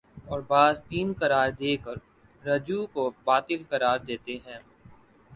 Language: Urdu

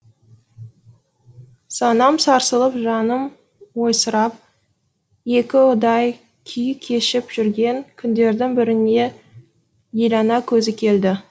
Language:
Kazakh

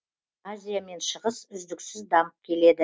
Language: Kazakh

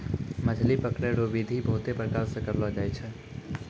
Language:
Maithili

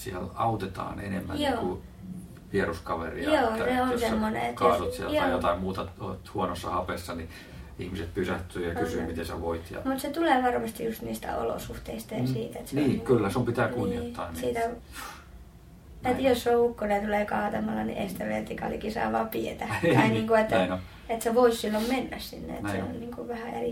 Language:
Finnish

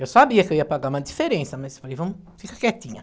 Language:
Portuguese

